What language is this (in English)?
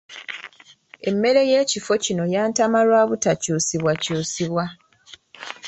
Ganda